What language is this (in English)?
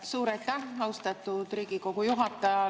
Estonian